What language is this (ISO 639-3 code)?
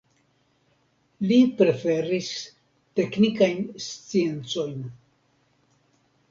epo